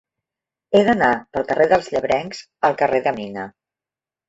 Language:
Catalan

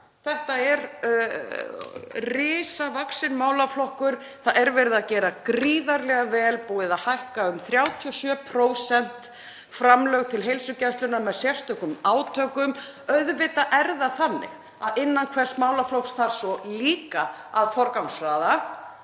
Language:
Icelandic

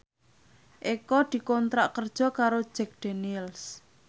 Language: Javanese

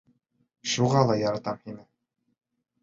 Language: Bashkir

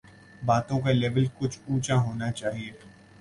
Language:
Urdu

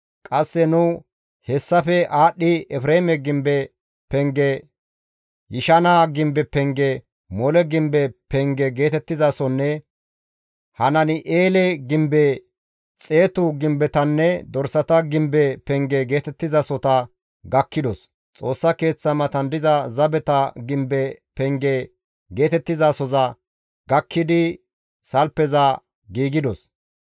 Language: Gamo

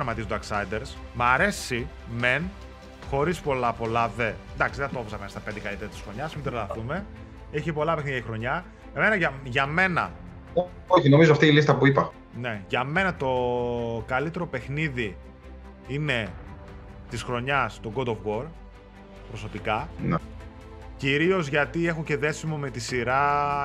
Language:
Greek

